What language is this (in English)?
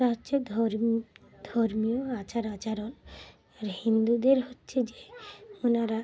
Bangla